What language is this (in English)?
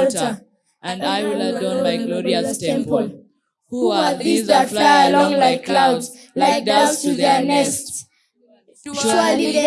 English